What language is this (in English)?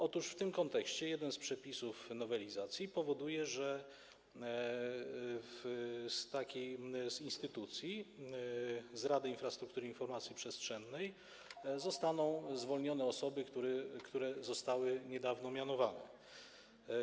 Polish